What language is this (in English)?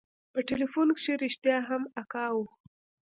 Pashto